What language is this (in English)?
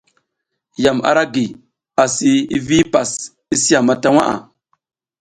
South Giziga